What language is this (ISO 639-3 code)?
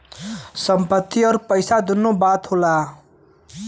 bho